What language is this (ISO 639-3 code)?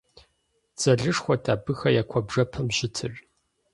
kbd